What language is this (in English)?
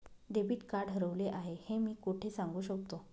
Marathi